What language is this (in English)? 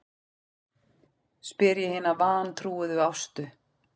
Icelandic